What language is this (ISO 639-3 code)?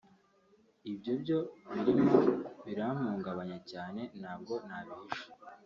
kin